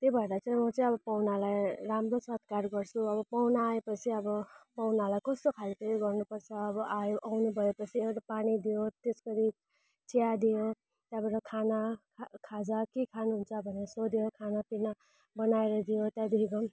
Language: Nepali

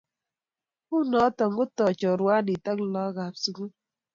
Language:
Kalenjin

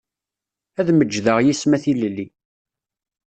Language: Kabyle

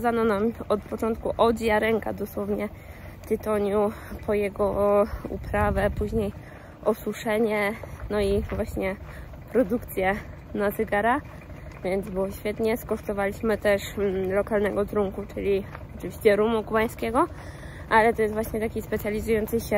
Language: Polish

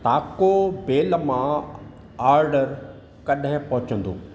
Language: Sindhi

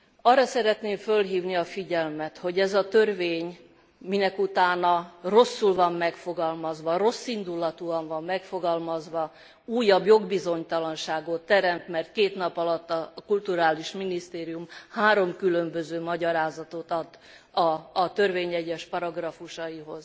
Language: Hungarian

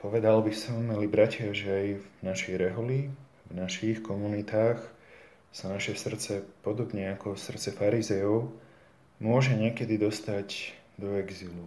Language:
Slovak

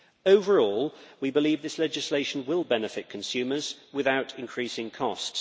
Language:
English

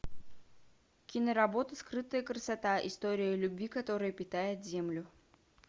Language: Russian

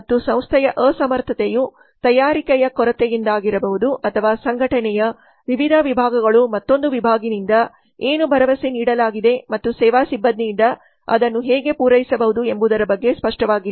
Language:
Kannada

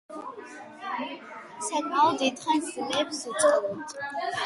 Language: Georgian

